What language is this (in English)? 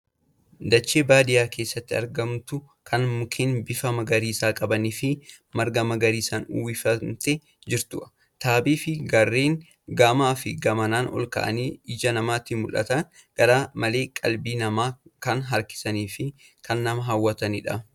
Oromo